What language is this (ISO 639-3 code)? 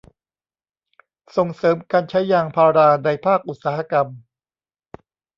tha